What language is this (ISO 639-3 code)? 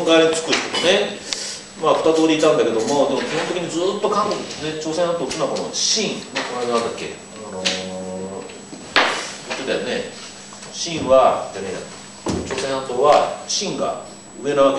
jpn